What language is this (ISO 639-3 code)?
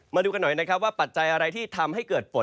tha